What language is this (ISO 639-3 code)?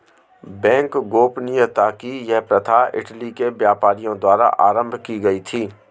hin